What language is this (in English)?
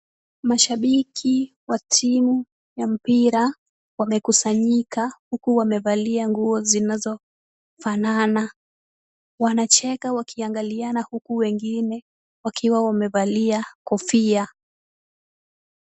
Swahili